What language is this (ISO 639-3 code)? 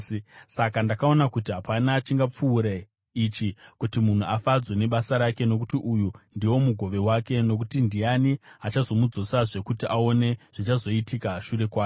sna